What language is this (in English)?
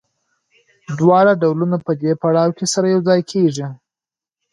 Pashto